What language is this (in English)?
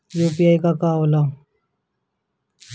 Bhojpuri